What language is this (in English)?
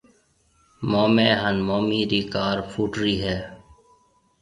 Marwari (Pakistan)